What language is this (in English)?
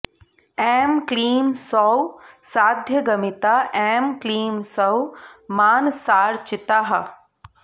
Sanskrit